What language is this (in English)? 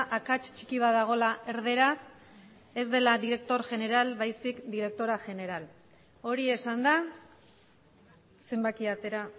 Basque